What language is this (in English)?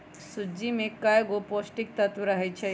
Magahi